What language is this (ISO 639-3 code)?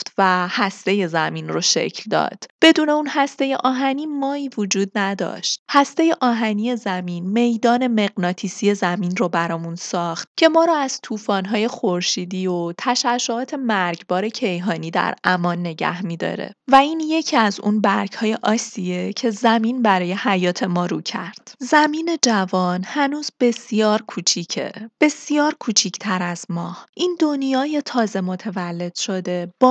fas